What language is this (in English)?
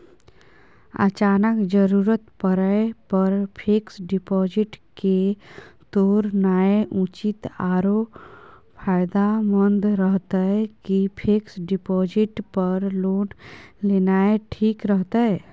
Maithili